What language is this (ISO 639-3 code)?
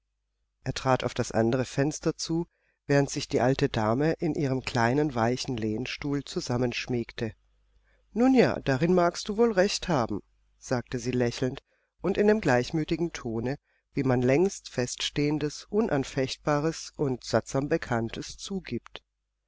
deu